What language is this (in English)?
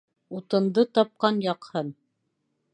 Bashkir